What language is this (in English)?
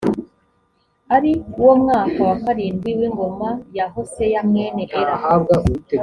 Kinyarwanda